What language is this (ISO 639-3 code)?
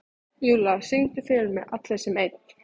isl